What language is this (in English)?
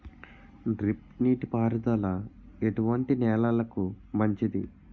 Telugu